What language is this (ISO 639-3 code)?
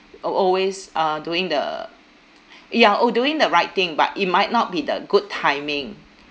eng